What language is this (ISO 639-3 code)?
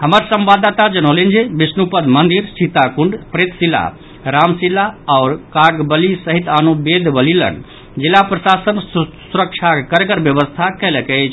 mai